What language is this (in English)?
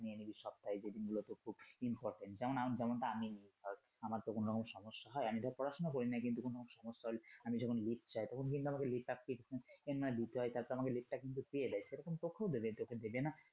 Bangla